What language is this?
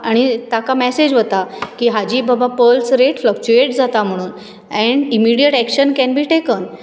Konkani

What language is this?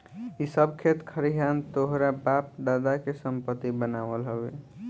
Bhojpuri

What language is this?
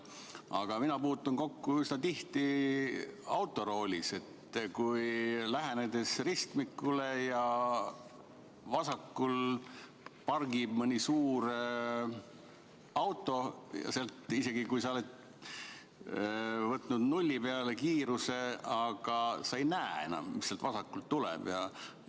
Estonian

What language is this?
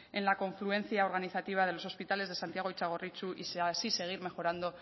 Spanish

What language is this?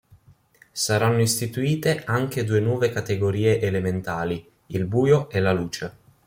Italian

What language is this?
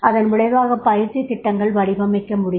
Tamil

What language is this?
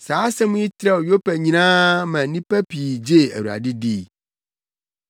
Akan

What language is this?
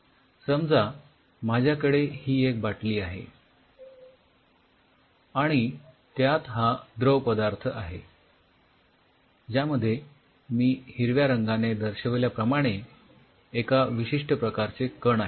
Marathi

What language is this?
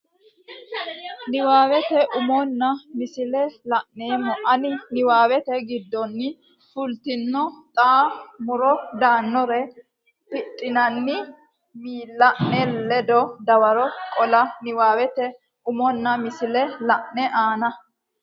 Sidamo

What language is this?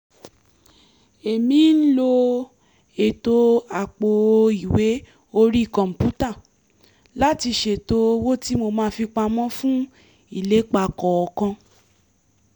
Yoruba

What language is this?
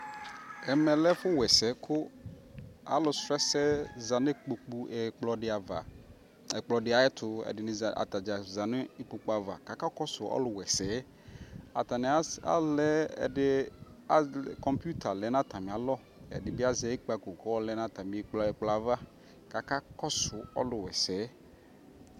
Ikposo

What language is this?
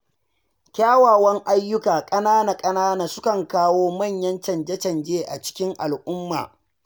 Hausa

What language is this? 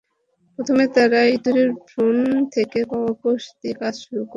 Bangla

